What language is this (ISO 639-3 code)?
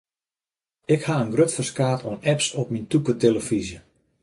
fry